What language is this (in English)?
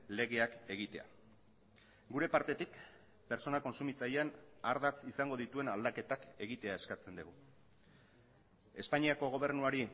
Basque